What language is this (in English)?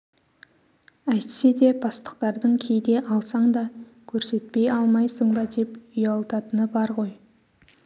Kazakh